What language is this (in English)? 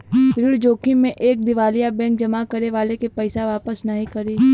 Bhojpuri